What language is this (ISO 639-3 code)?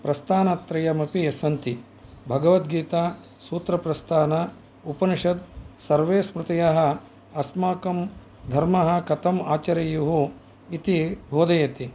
san